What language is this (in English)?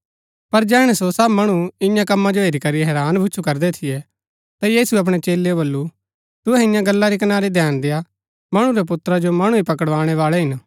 Gaddi